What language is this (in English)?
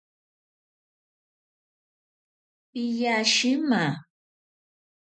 Ashéninka Perené